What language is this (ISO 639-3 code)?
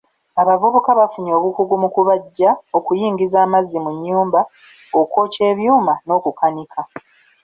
lug